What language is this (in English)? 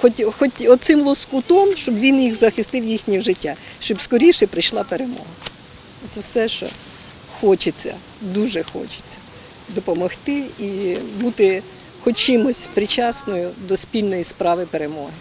Ukrainian